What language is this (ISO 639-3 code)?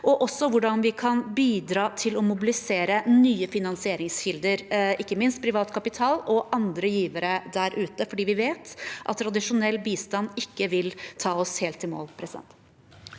nor